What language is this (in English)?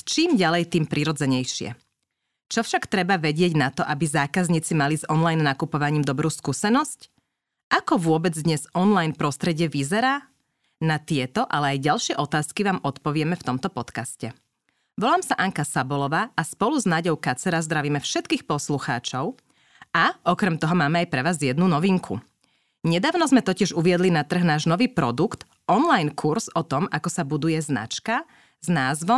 Slovak